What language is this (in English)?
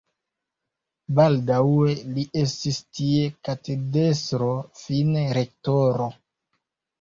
Esperanto